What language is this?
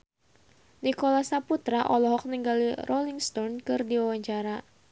Sundanese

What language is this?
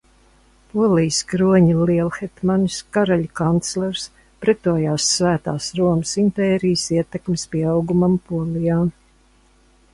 Latvian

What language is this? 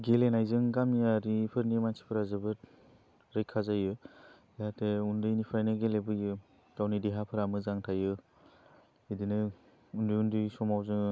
Bodo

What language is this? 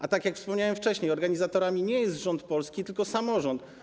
Polish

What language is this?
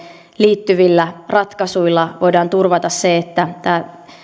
Finnish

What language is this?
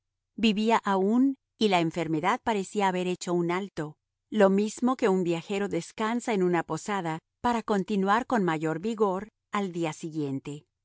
Spanish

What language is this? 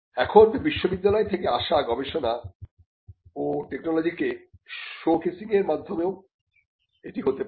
Bangla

